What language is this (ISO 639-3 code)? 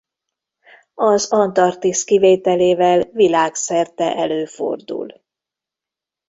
hun